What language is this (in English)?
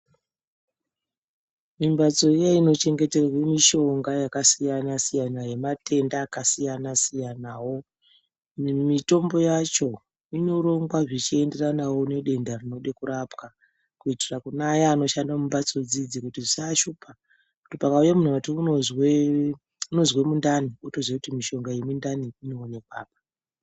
Ndau